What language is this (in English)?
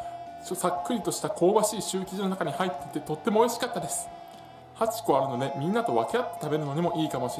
Japanese